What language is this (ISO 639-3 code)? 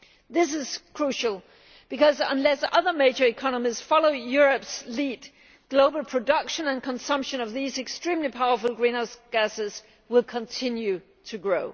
eng